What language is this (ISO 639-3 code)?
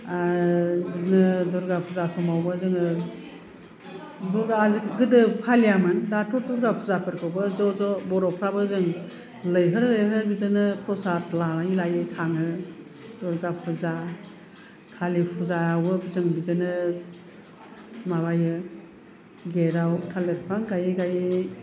brx